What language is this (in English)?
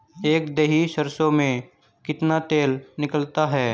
Hindi